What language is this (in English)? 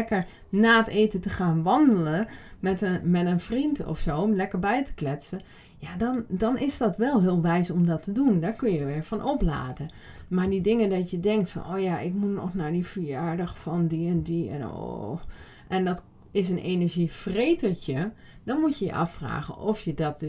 Dutch